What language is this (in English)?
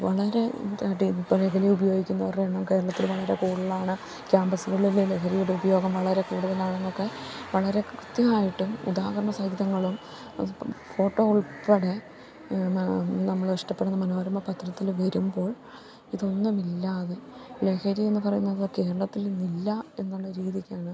Malayalam